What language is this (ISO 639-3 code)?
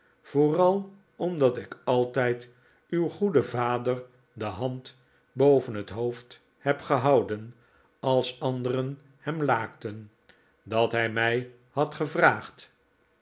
nld